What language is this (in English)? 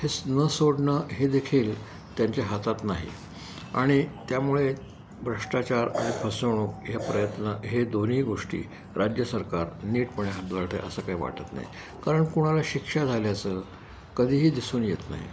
Marathi